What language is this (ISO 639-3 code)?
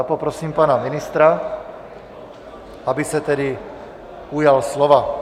ces